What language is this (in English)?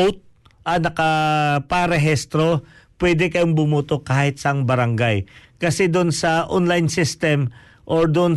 Filipino